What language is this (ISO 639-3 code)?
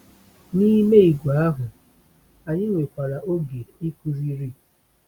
ibo